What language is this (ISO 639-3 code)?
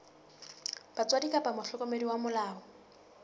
sot